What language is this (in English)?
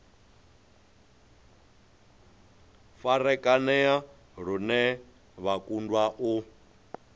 Venda